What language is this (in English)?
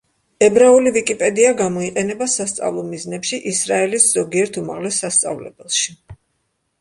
Georgian